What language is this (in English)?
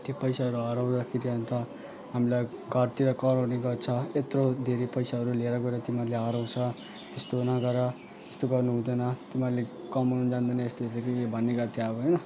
Nepali